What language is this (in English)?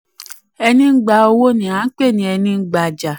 Yoruba